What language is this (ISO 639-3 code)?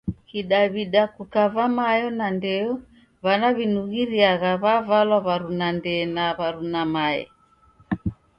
dav